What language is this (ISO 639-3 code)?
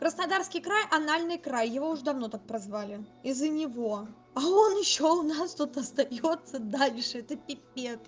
rus